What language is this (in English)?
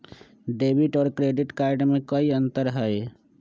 Magahi